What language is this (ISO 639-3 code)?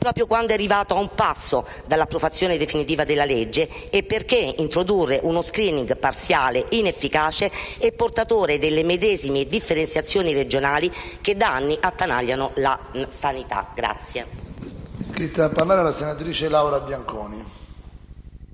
ita